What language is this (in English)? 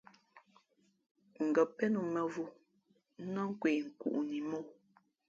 Fe'fe'